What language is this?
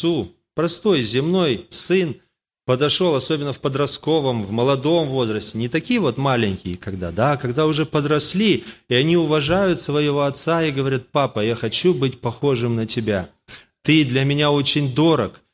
Russian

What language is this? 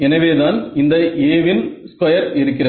Tamil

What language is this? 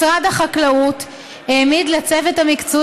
Hebrew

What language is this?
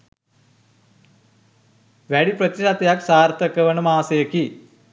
Sinhala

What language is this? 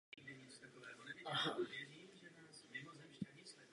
Czech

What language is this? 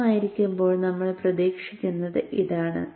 Malayalam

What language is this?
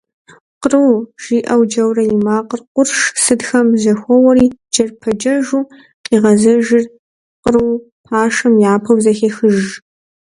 Kabardian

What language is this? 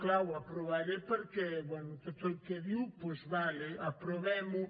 Catalan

